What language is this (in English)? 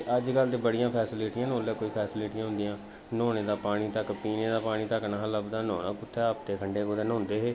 Dogri